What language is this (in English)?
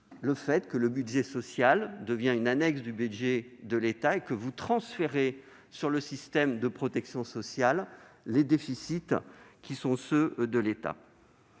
French